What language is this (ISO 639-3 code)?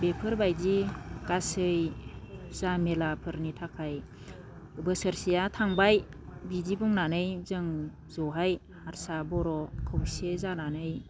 brx